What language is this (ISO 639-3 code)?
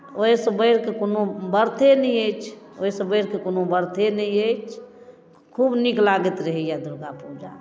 mai